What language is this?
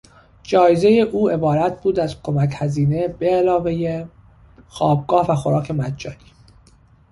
Persian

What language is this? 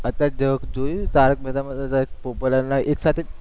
Gujarati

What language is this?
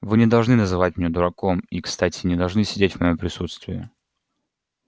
Russian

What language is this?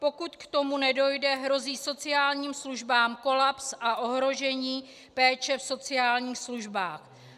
Czech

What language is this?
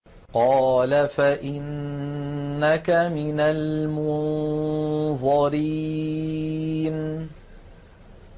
Arabic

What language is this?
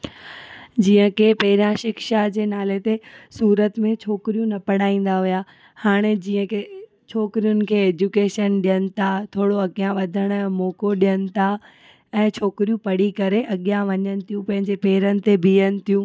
Sindhi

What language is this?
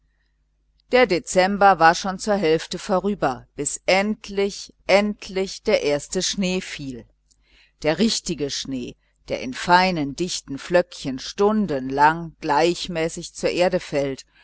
German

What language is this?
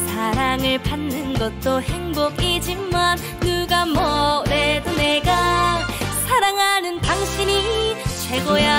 Korean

